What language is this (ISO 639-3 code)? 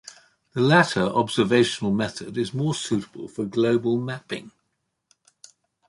eng